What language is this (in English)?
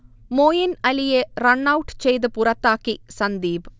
Malayalam